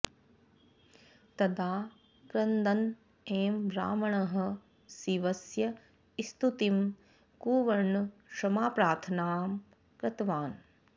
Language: Sanskrit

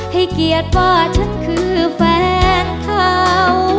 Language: Thai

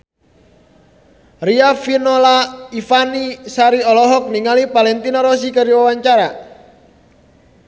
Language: Sundanese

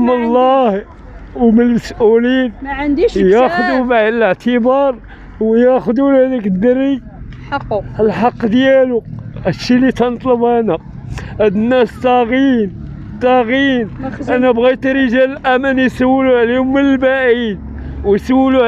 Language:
Arabic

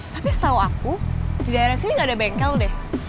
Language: Indonesian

